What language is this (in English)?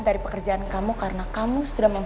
Indonesian